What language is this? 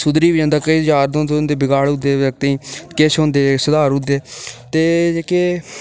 Dogri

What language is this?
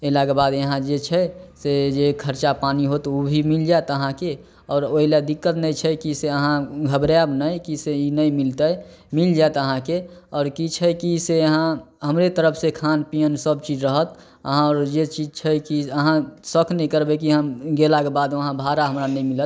Maithili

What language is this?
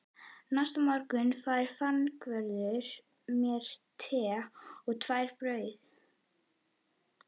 Icelandic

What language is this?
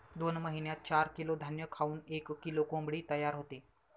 Marathi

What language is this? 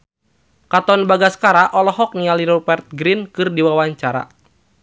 Sundanese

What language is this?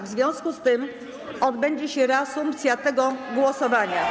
Polish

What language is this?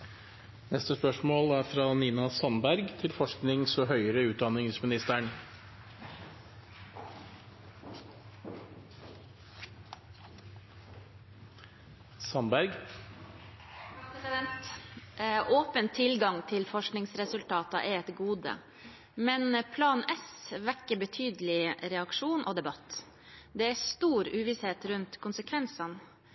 Norwegian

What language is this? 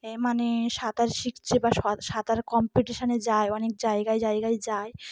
Bangla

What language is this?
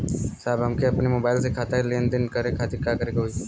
Bhojpuri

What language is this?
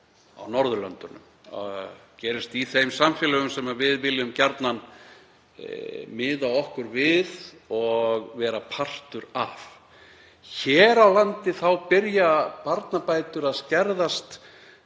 Icelandic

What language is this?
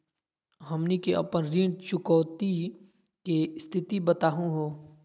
Magahi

